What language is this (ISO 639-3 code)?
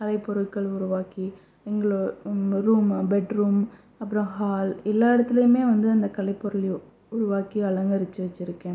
tam